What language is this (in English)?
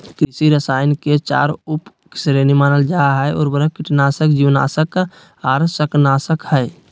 Magahi